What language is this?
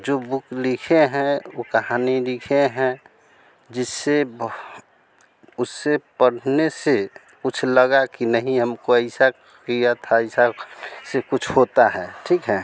Hindi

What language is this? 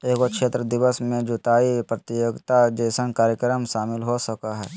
Magahi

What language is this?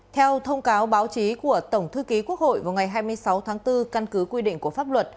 Vietnamese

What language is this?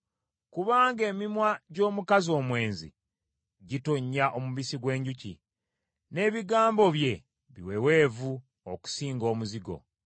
Ganda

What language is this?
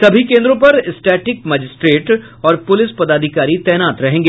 Hindi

